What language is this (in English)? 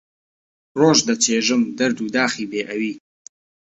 Central Kurdish